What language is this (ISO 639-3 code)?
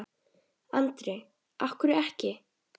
isl